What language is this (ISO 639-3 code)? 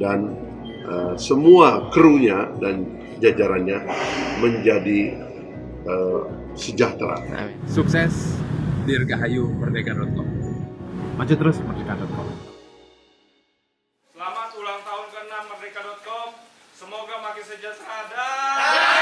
ind